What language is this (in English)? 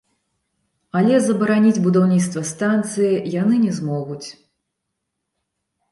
Belarusian